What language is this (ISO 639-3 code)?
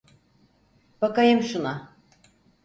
tur